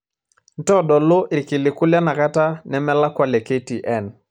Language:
Masai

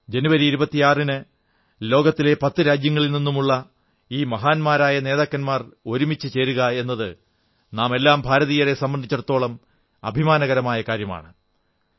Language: Malayalam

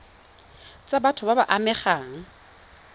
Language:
Tswana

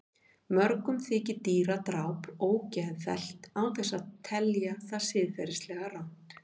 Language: Icelandic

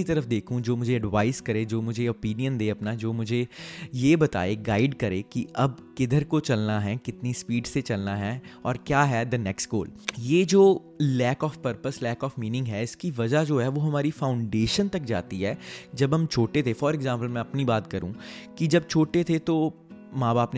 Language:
Hindi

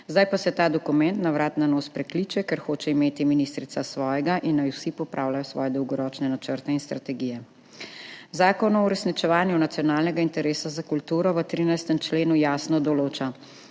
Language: Slovenian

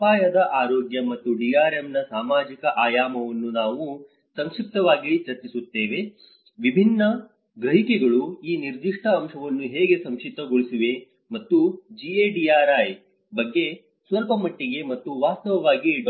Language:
Kannada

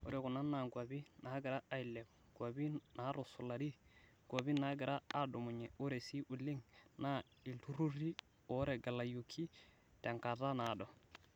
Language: Masai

